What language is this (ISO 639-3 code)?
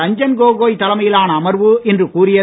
tam